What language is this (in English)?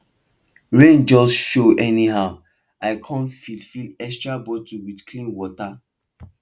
Nigerian Pidgin